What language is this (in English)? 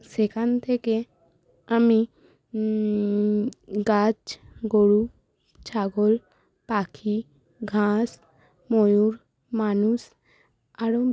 Bangla